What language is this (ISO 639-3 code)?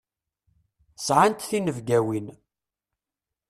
kab